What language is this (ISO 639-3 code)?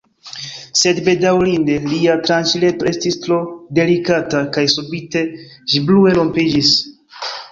epo